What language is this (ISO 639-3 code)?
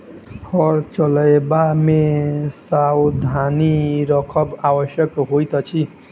mai